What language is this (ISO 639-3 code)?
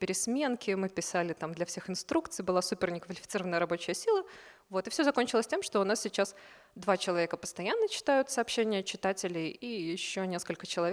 rus